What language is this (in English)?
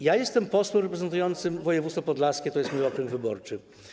Polish